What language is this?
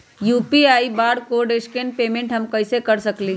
Magahi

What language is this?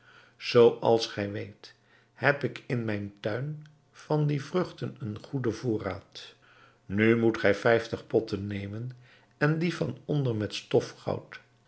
Dutch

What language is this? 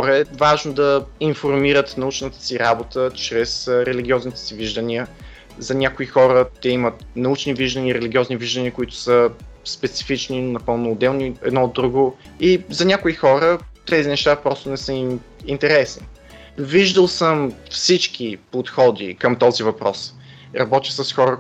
Bulgarian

